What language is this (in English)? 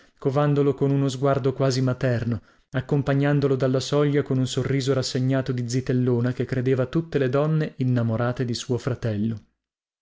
Italian